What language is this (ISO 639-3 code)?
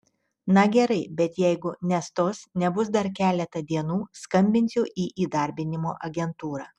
lit